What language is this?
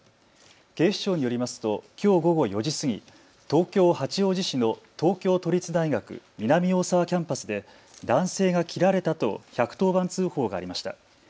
Japanese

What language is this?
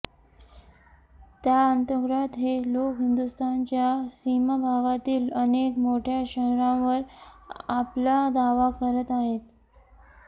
Marathi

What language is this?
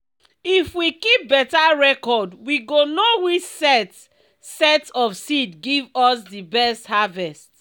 Nigerian Pidgin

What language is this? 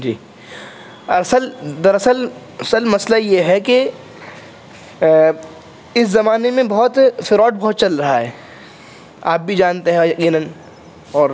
Urdu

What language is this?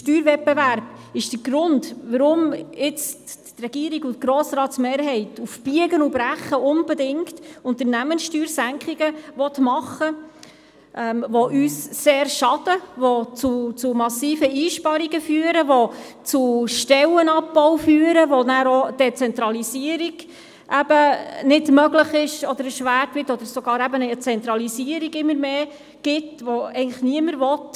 Swiss German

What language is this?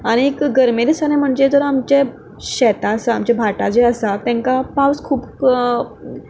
Konkani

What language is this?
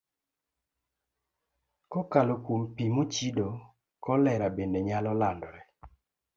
Luo (Kenya and Tanzania)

